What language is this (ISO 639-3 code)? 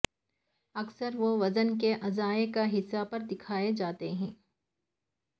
urd